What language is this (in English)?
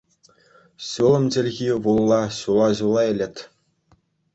Chuvash